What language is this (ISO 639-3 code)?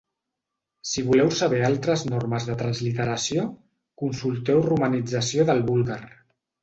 cat